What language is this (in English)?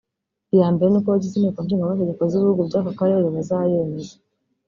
Kinyarwanda